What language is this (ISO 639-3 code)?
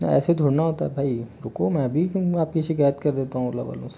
hin